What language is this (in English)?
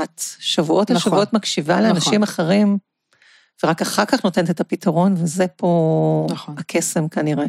Hebrew